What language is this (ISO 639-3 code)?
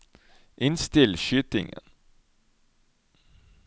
nor